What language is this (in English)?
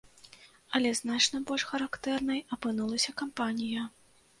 Belarusian